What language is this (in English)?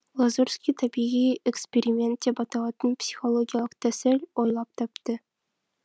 Kazakh